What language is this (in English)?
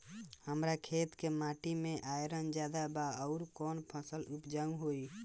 Bhojpuri